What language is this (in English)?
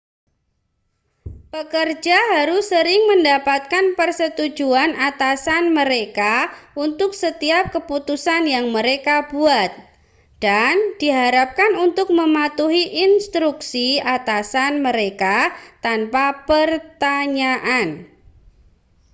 Indonesian